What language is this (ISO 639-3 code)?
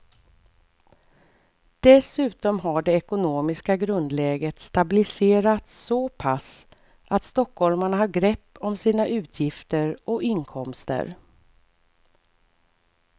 swe